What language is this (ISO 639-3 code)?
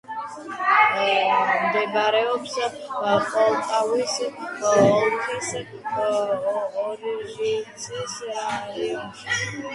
kat